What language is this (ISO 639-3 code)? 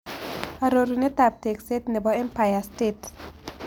kln